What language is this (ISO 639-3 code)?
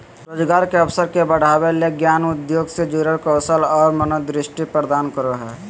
mag